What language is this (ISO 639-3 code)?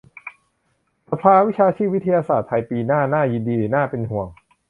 tha